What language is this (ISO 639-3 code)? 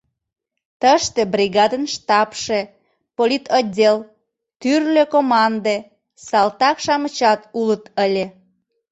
chm